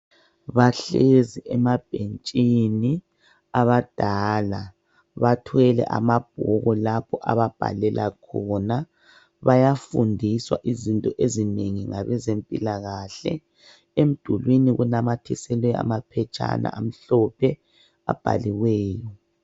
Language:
North Ndebele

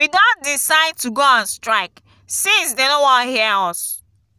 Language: Nigerian Pidgin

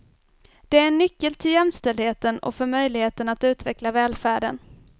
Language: Swedish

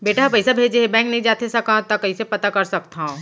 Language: Chhattisgarhi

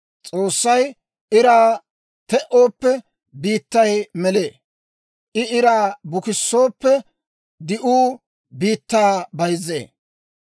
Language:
Dawro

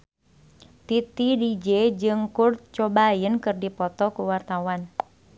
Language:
Sundanese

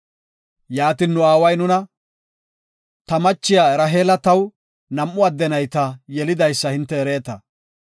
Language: Gofa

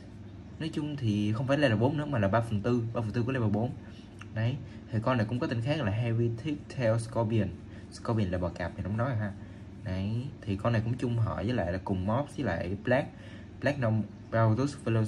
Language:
Vietnamese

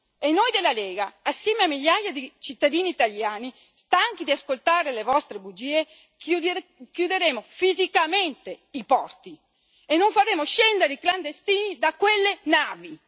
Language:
Italian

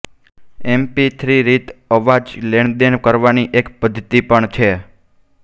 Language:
Gujarati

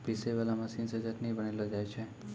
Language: Maithili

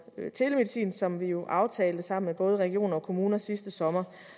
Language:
Danish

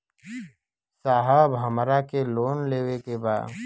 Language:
Bhojpuri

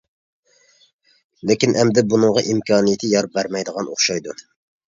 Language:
Uyghur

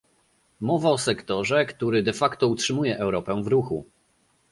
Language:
Polish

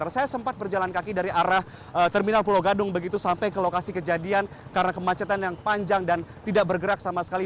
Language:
Indonesian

